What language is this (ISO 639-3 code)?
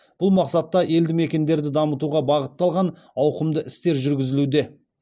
kaz